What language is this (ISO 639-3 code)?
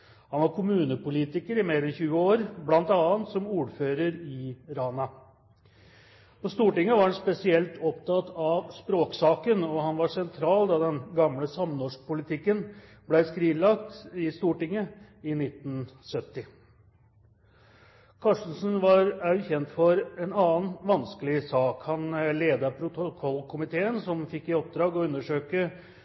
nob